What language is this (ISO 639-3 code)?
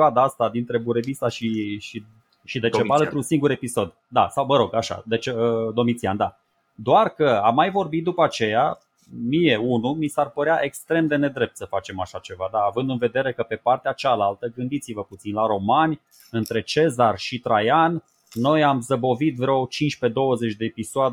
ron